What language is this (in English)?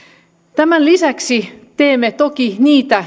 Finnish